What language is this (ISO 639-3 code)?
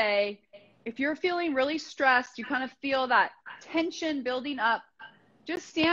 eng